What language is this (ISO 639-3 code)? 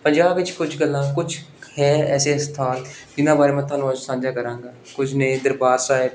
pan